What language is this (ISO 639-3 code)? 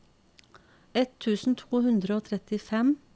nor